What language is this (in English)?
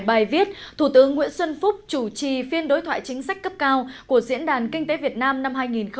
Vietnamese